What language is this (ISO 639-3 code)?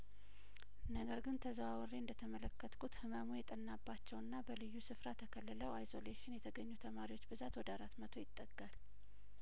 amh